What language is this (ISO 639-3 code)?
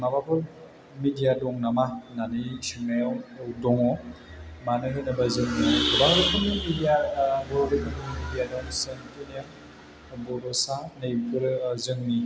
brx